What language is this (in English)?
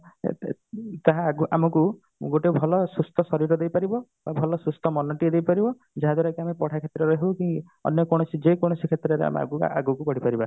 Odia